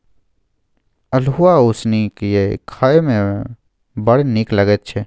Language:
Maithili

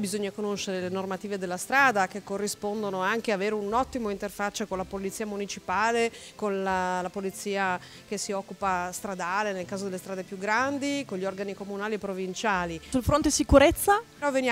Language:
Italian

